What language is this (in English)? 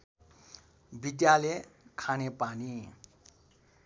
Nepali